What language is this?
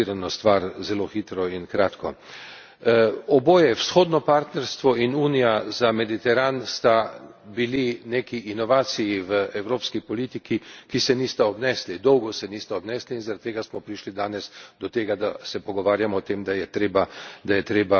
Slovenian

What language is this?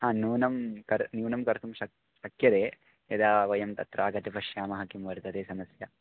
Sanskrit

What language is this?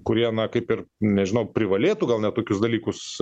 Lithuanian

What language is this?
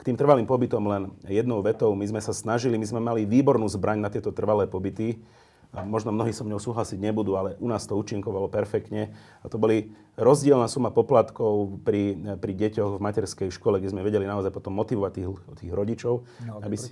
Slovak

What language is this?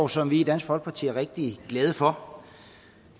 Danish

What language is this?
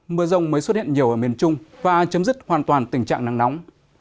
Vietnamese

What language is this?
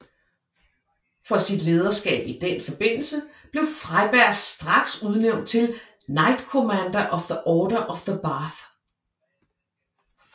Danish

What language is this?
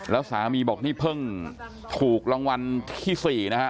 Thai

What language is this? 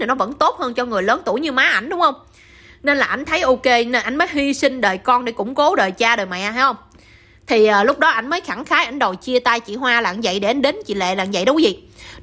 Vietnamese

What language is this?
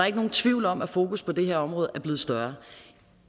Danish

